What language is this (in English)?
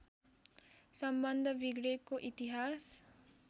Nepali